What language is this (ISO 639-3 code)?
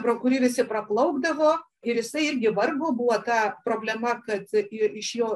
lit